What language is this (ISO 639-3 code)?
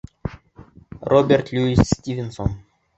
bak